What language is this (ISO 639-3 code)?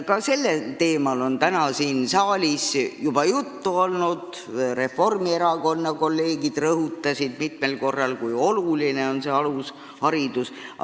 est